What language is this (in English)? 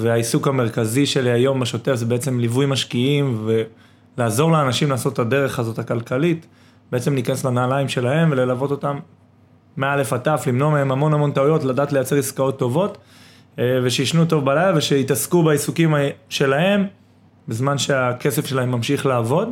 Hebrew